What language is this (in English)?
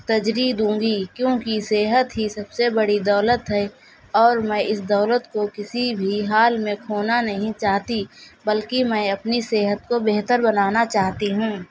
Urdu